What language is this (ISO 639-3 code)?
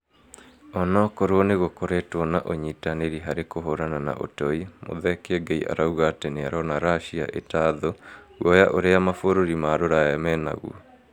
kik